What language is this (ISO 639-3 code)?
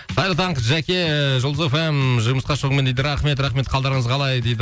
kaz